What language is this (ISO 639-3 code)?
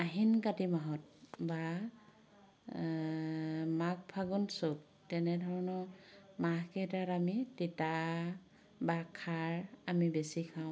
asm